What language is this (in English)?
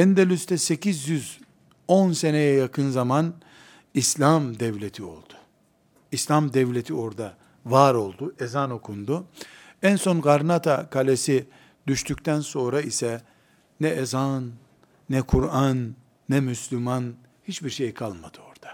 Turkish